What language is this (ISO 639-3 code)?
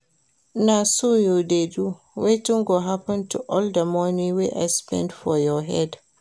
pcm